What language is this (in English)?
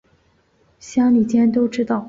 Chinese